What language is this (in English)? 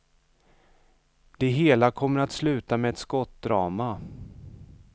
Swedish